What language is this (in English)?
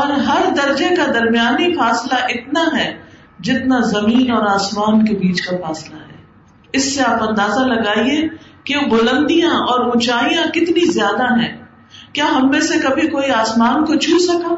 Urdu